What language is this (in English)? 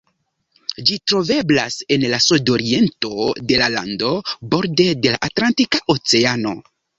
Esperanto